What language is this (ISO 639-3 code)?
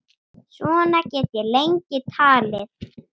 isl